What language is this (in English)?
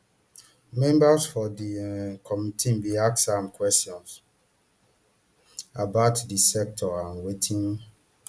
Nigerian Pidgin